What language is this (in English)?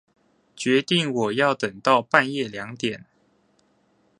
Chinese